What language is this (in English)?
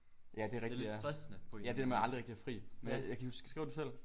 Danish